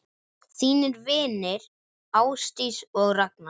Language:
Icelandic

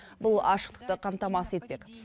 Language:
Kazakh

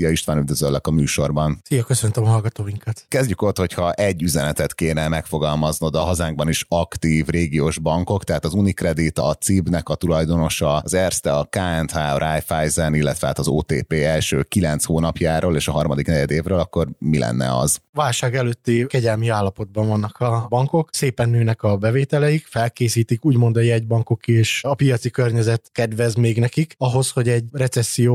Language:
Hungarian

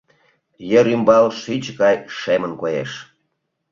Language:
Mari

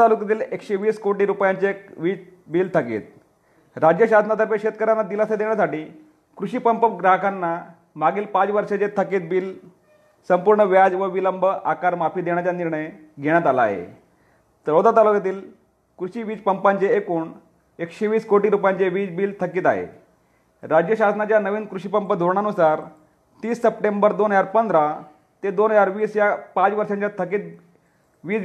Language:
Marathi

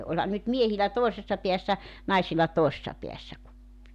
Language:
Finnish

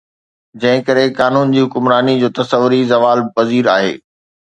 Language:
Sindhi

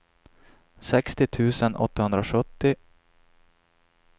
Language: Swedish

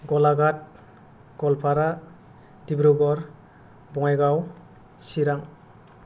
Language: Bodo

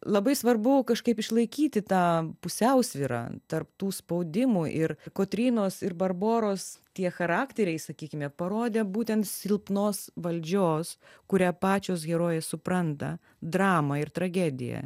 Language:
Lithuanian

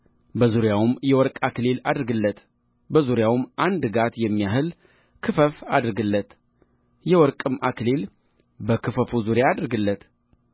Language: Amharic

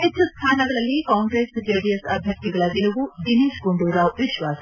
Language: Kannada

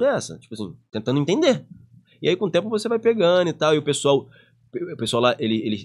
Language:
Portuguese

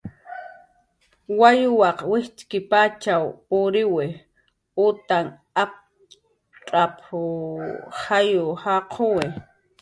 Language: Jaqaru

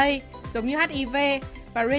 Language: Vietnamese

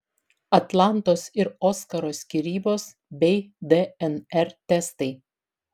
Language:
Lithuanian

